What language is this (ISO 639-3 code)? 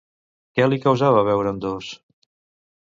cat